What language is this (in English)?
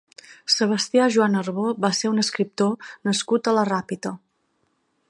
Catalan